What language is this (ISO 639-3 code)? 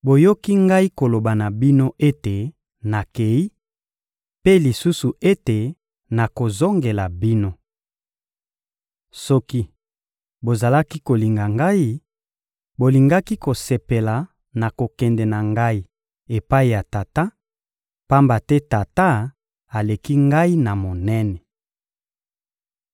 lin